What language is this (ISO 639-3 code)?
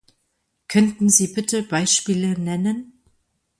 deu